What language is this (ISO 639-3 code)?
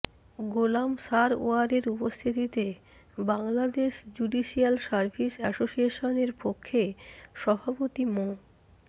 ben